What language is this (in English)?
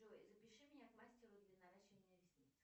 Russian